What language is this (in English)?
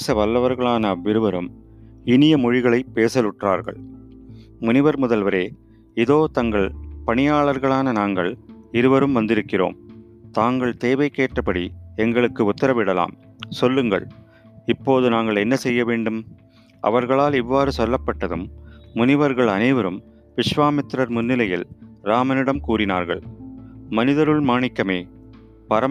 Tamil